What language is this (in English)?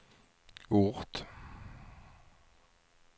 Swedish